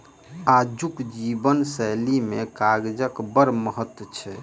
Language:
Maithili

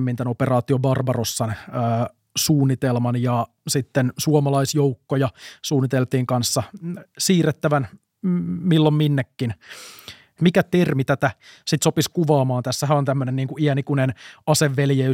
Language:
Finnish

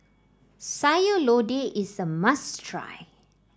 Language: English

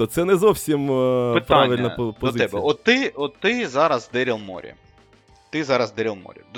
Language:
Ukrainian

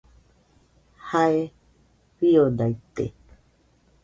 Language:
Nüpode Huitoto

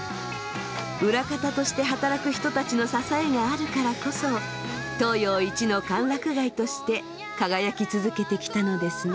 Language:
Japanese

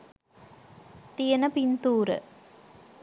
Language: Sinhala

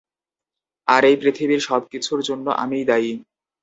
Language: Bangla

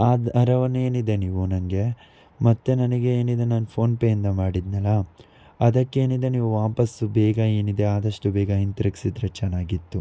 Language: Kannada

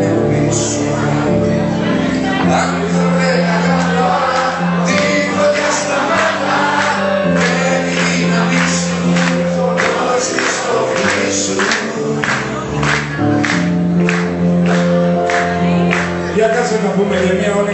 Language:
Greek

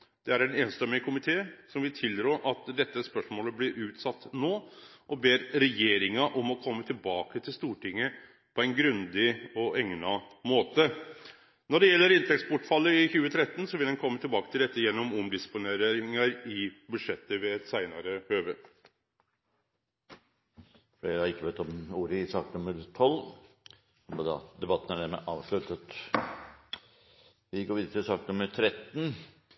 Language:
Norwegian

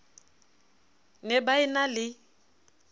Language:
Southern Sotho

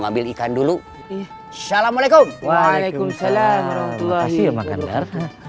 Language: Indonesian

